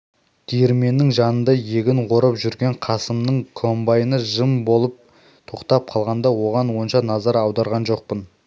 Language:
Kazakh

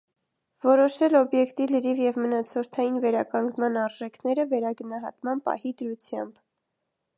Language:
Armenian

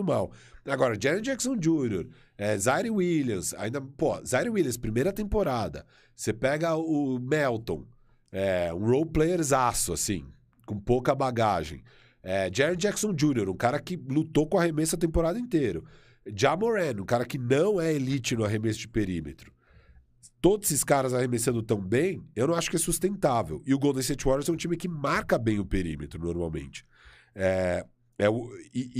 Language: Portuguese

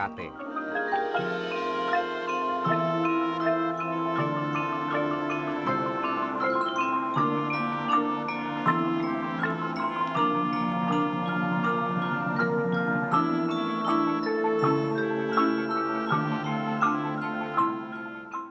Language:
Indonesian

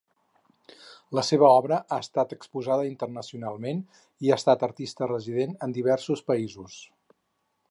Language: Catalan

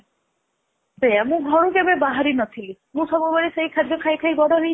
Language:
Odia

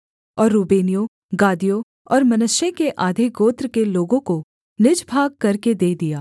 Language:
Hindi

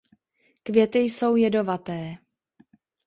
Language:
Czech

